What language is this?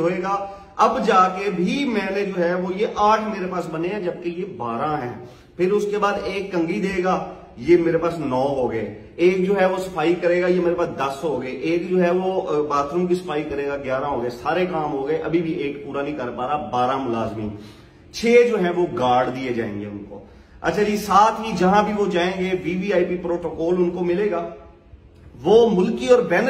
Hindi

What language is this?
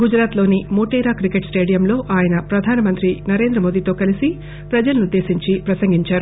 Telugu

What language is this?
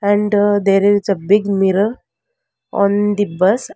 English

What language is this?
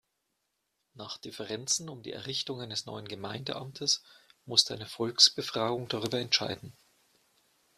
German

